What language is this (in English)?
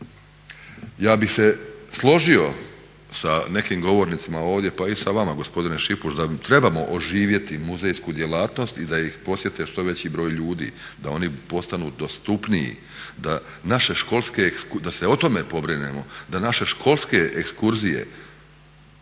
Croatian